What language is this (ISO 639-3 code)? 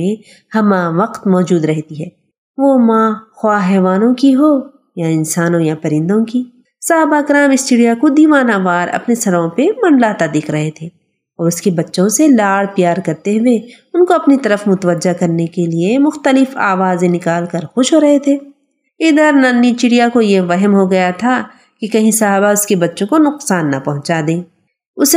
urd